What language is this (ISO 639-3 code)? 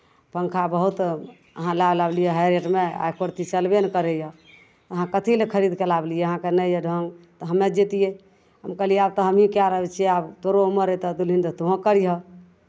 mai